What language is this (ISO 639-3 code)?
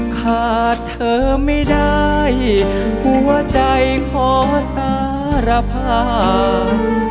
tha